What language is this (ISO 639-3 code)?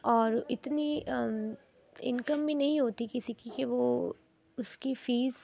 urd